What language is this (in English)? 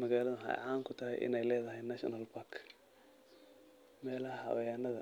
Somali